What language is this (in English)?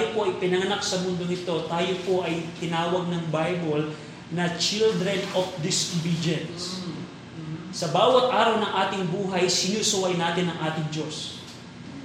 Filipino